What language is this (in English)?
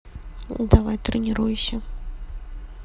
Russian